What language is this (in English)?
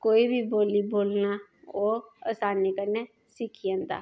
Dogri